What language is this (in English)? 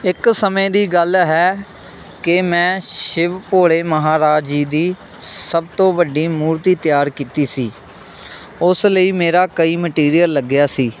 Punjabi